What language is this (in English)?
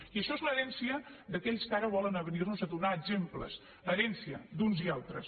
Catalan